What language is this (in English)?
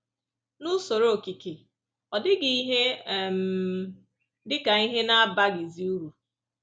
Igbo